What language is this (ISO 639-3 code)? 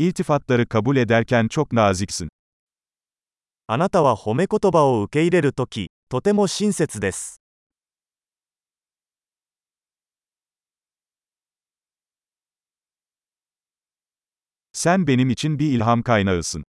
tur